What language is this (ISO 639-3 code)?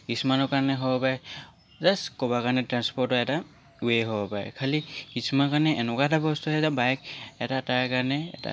asm